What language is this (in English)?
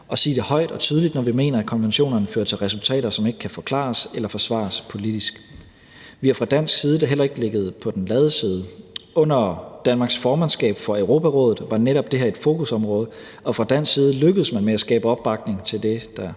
Danish